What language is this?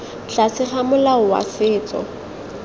Tswana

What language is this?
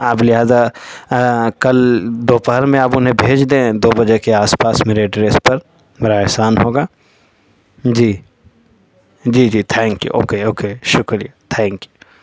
Urdu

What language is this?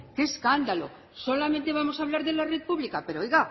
Spanish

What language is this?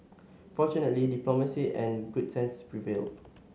English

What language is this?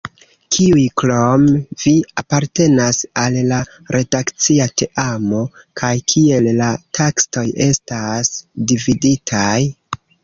Esperanto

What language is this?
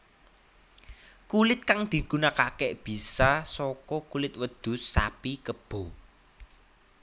Javanese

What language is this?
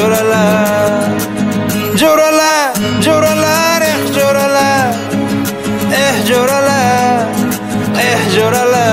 Italian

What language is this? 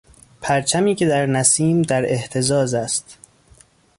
Persian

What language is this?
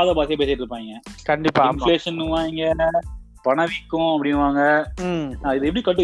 Tamil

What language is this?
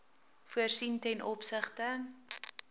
Afrikaans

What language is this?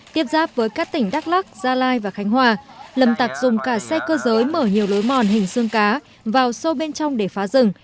Vietnamese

